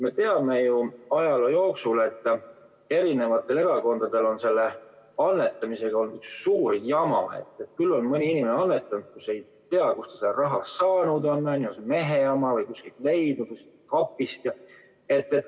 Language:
Estonian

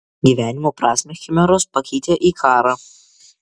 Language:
Lithuanian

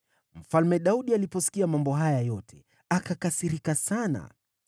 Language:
Swahili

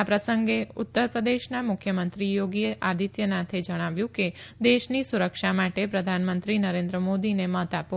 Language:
Gujarati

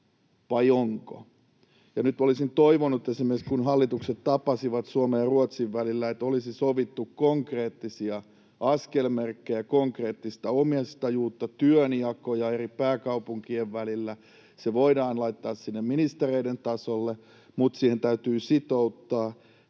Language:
Finnish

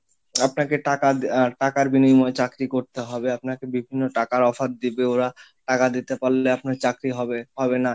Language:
Bangla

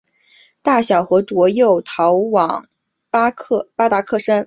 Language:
Chinese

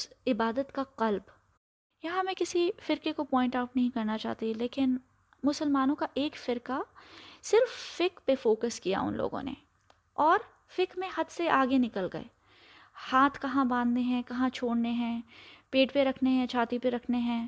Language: Urdu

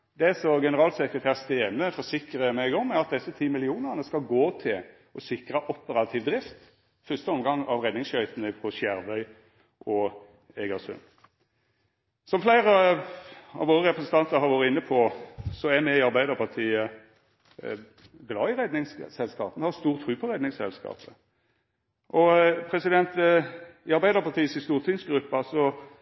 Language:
Norwegian Nynorsk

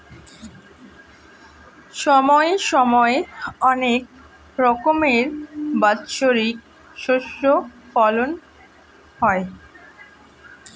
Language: Bangla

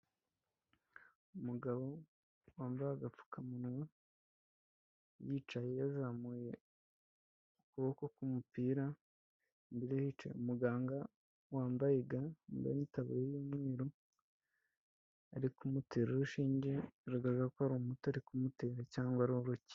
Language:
Kinyarwanda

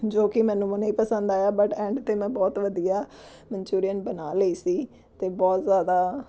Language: Punjabi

